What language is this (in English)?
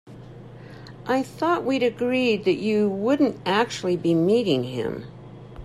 English